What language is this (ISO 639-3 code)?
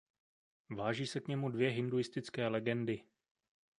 ces